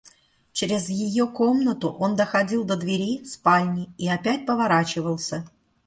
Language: Russian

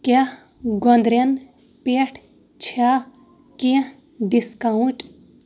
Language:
Kashmiri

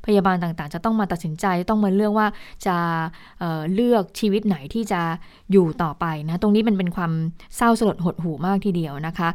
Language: Thai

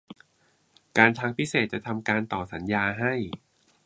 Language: Thai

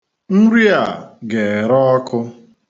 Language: Igbo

